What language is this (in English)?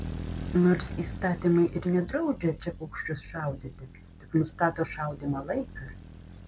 Lithuanian